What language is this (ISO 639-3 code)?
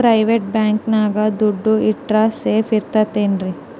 kan